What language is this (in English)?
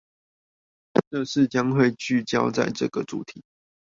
Chinese